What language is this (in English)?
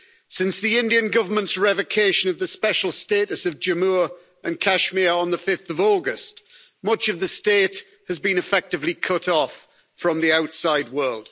English